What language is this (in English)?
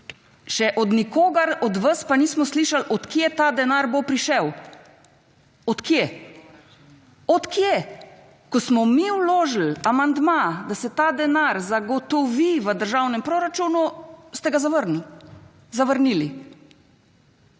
Slovenian